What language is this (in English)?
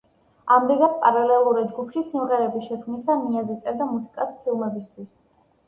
Georgian